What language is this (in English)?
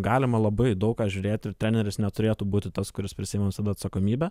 Lithuanian